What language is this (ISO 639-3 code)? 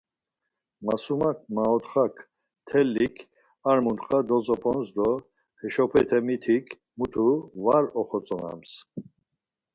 lzz